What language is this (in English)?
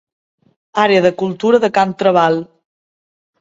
Catalan